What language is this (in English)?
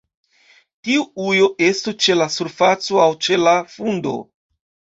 Esperanto